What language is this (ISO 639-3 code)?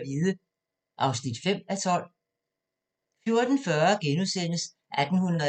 dan